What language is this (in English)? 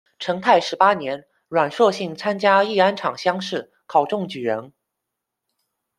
Chinese